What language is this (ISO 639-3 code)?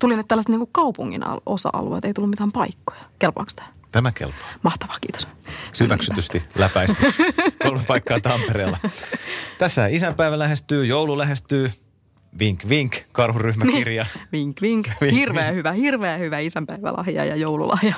fin